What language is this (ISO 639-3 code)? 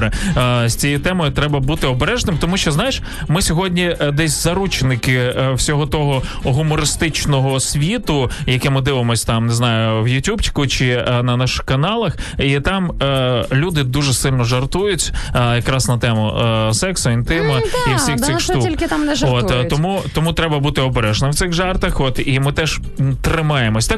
ukr